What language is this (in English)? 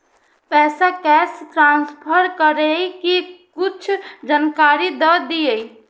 Maithili